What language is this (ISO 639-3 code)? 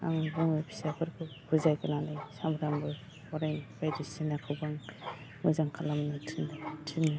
brx